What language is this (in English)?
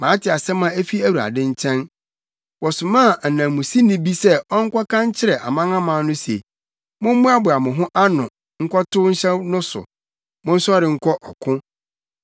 Akan